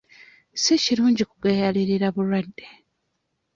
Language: Ganda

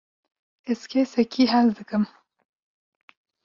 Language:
Kurdish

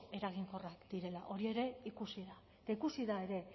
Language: Basque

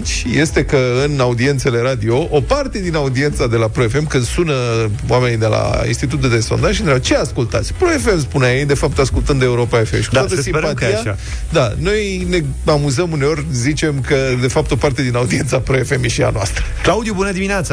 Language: Romanian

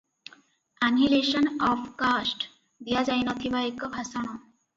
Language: Odia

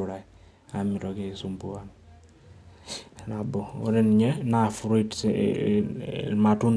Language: Masai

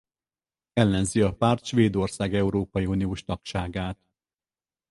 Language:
Hungarian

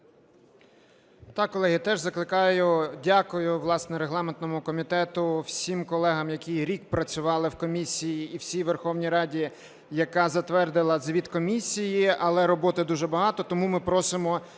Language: Ukrainian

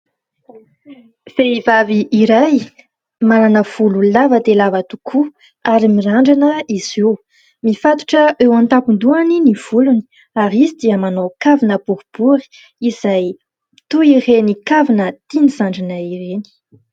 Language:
Malagasy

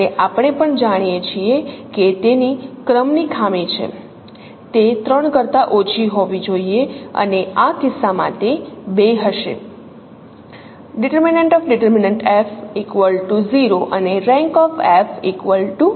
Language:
Gujarati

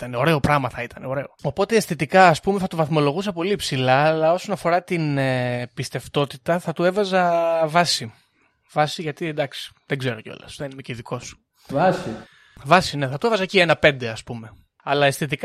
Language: Greek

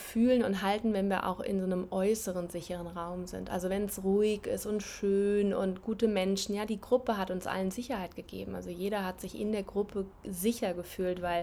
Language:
German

